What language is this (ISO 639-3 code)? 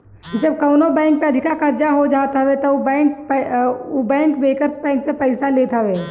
bho